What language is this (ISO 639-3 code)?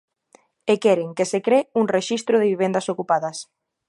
glg